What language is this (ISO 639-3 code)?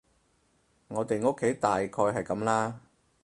yue